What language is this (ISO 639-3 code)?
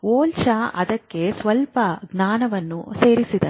kan